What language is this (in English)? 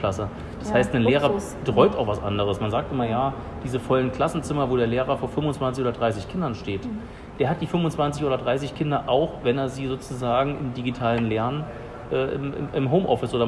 German